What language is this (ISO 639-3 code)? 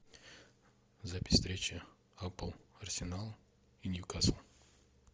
rus